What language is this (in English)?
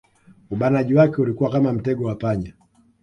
Swahili